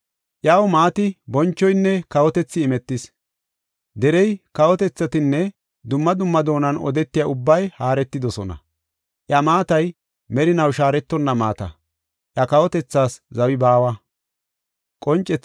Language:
Gofa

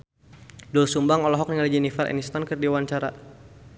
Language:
Sundanese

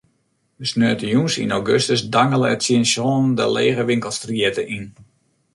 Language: Western Frisian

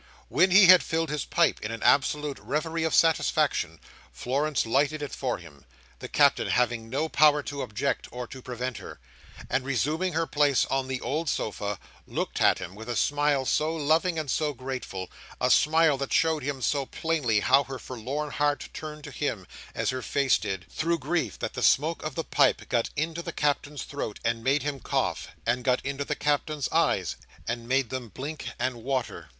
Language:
English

